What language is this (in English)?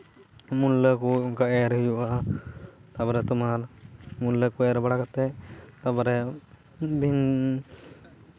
Santali